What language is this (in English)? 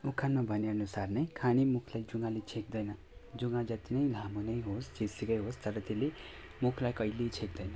Nepali